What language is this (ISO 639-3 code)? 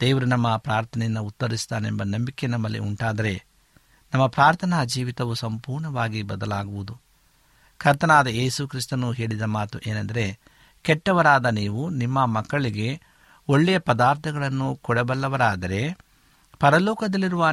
kan